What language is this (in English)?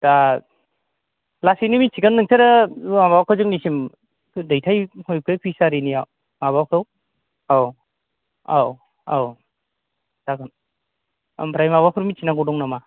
Bodo